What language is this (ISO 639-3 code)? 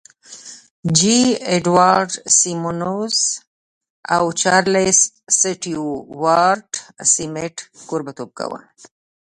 pus